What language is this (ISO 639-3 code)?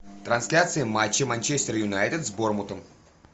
rus